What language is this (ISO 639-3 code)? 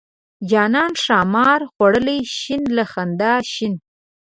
pus